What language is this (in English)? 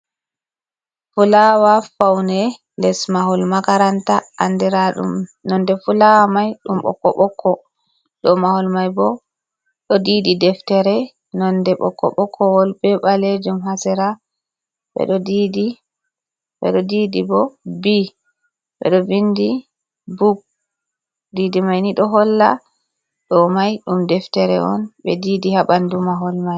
Fula